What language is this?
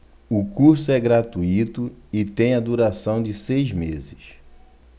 Portuguese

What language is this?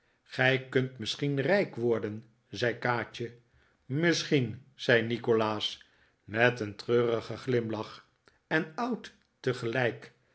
Dutch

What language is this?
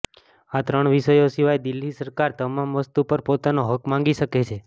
Gujarati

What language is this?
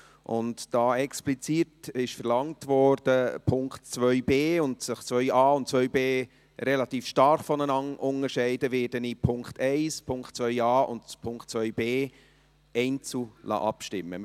Swiss German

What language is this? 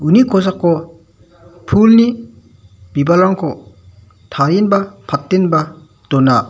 Garo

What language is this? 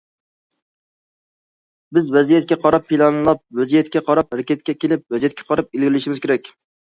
Uyghur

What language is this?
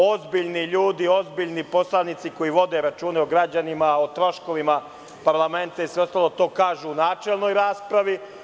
Serbian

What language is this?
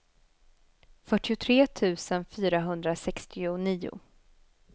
Swedish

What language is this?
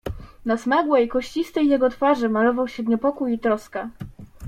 Polish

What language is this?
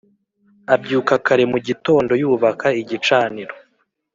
Kinyarwanda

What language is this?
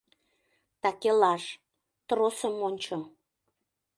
Mari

